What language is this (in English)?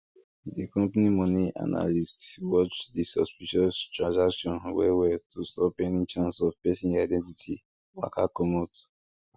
Nigerian Pidgin